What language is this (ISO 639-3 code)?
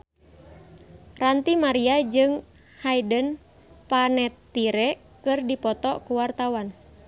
sun